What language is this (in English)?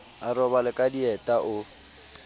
Southern Sotho